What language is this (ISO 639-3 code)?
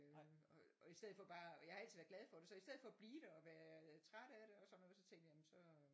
dan